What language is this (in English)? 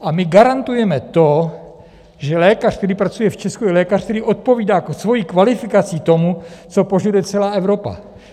Czech